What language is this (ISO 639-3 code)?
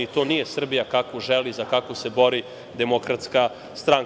srp